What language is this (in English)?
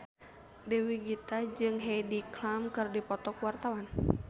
Sundanese